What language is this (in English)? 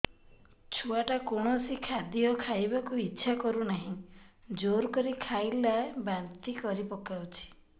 Odia